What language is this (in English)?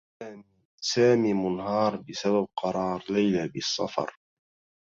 Arabic